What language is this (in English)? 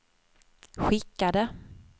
Swedish